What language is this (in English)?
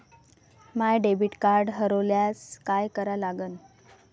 Marathi